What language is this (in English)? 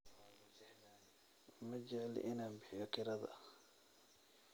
Somali